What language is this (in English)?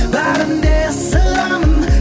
Kazakh